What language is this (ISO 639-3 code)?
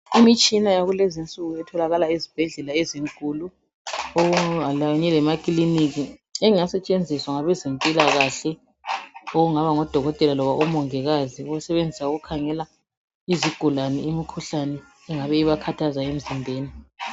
nde